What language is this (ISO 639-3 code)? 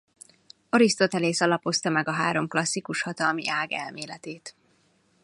hun